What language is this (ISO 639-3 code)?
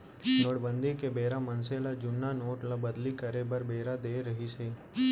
hne